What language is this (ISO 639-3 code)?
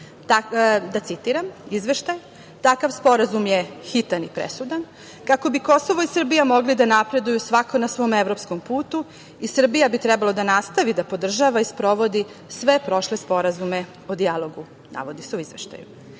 srp